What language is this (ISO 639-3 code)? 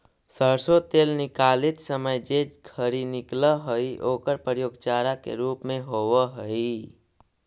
mag